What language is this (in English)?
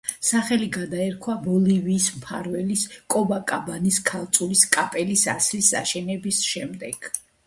Georgian